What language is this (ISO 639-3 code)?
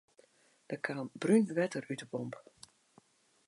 fry